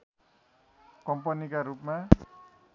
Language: Nepali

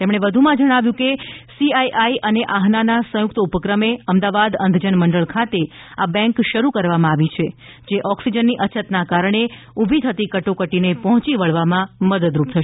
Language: Gujarati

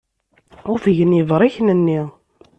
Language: Kabyle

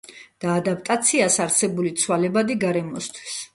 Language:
Georgian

